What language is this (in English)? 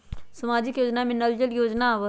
Magahi